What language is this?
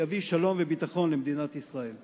Hebrew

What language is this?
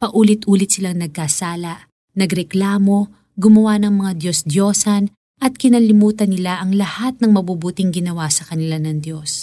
Filipino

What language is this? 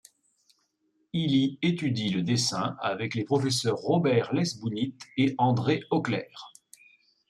French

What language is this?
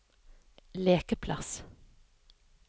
Norwegian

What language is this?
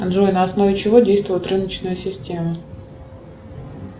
Russian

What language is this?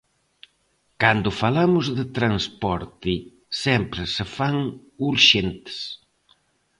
Galician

